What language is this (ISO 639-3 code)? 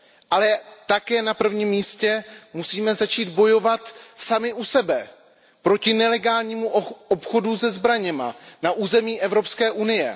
ces